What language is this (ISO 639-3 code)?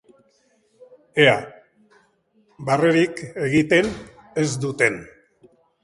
eus